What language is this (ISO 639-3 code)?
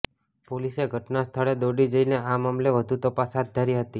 guj